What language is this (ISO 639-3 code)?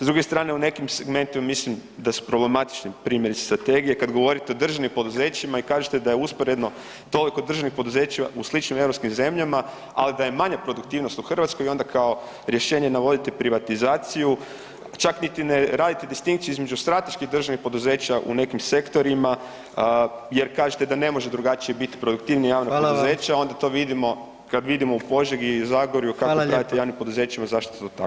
hrv